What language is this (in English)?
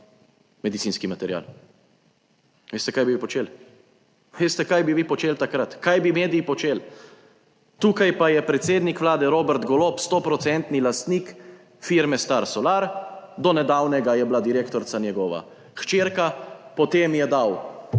Slovenian